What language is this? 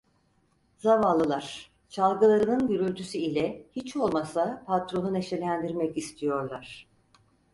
Turkish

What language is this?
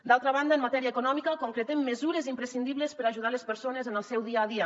Catalan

